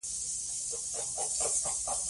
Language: Pashto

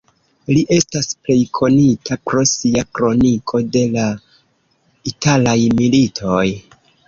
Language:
Esperanto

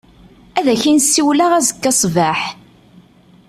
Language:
Kabyle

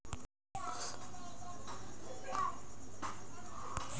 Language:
Marathi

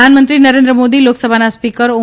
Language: Gujarati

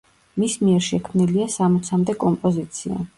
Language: Georgian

